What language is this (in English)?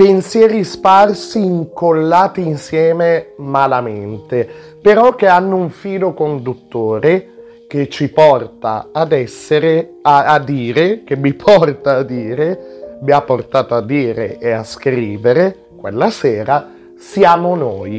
Italian